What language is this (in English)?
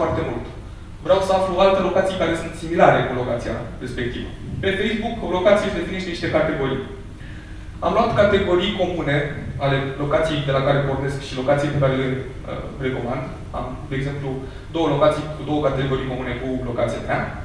Romanian